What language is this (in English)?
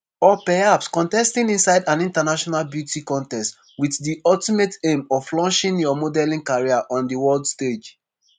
Nigerian Pidgin